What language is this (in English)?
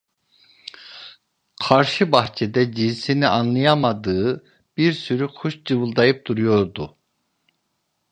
Turkish